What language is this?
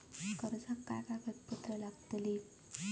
Marathi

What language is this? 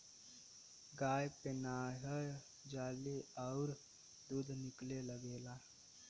Bhojpuri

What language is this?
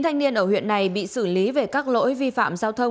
Vietnamese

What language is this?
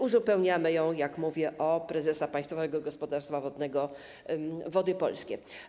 Polish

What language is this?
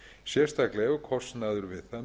Icelandic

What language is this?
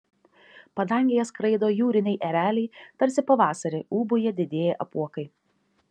Lithuanian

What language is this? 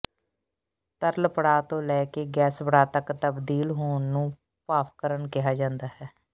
Punjabi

